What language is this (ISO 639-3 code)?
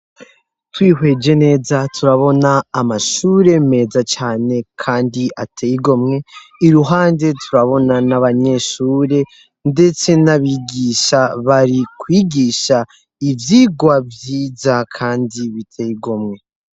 run